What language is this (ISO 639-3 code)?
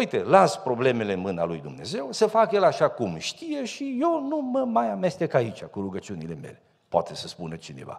ron